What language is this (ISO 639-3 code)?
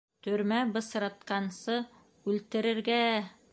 bak